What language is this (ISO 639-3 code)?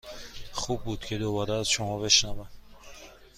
fas